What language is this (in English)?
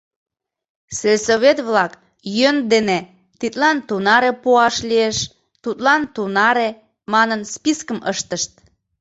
Mari